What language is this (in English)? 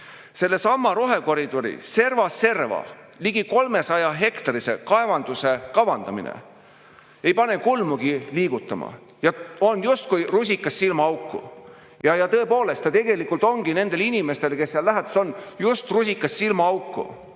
Estonian